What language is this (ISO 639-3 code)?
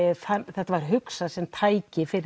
isl